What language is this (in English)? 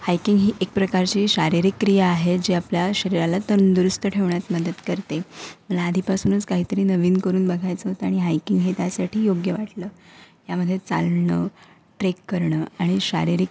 Marathi